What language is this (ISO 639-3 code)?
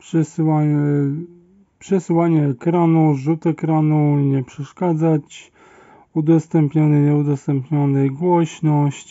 pol